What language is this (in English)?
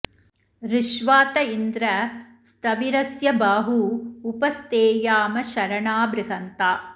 Sanskrit